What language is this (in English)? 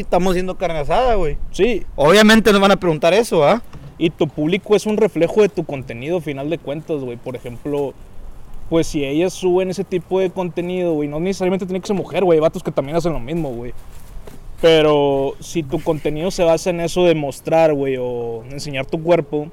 Spanish